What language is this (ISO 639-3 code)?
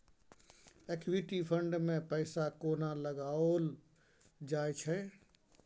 mai